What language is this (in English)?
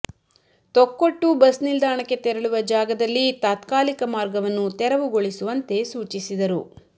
Kannada